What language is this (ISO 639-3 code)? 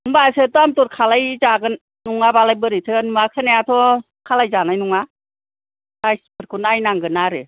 brx